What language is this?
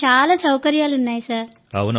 Telugu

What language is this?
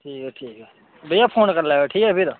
Dogri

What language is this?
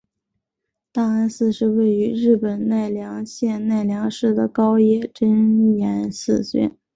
Chinese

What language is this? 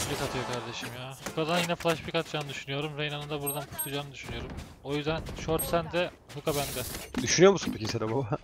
Turkish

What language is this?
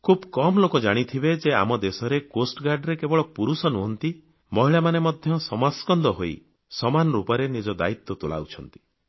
Odia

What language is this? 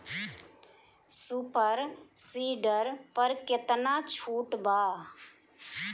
Bhojpuri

